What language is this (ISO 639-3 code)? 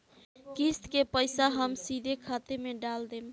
bho